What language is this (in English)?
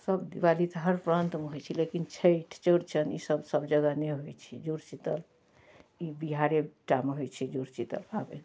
Maithili